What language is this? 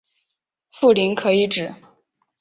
Chinese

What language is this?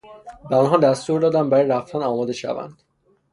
Persian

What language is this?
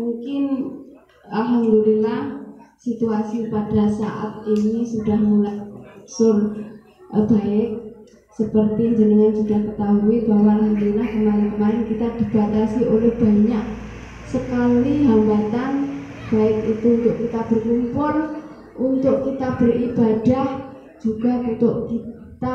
Indonesian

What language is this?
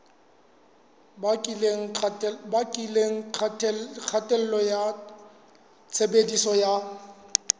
Southern Sotho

